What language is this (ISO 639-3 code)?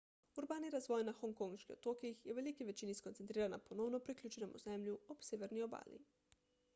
slv